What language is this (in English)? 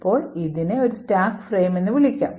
Malayalam